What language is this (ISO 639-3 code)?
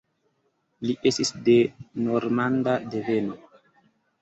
epo